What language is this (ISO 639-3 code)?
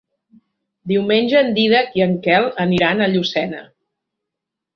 cat